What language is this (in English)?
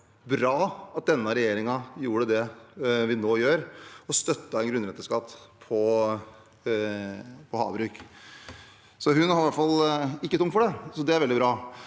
Norwegian